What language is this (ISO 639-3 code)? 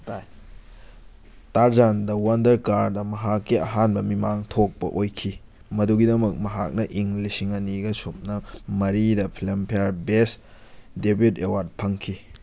mni